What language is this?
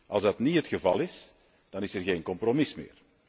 Dutch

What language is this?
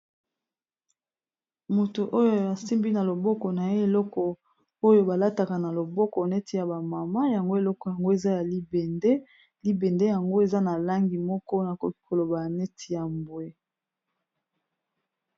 Lingala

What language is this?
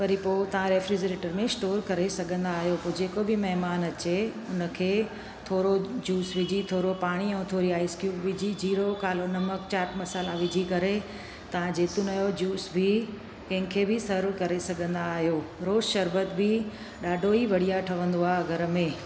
Sindhi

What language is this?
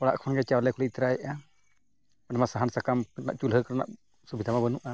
Santali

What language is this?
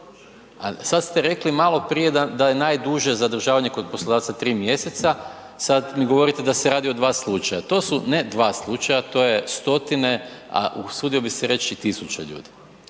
Croatian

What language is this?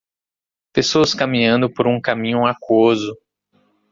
Portuguese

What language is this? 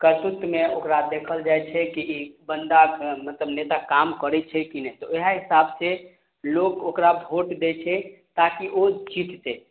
Maithili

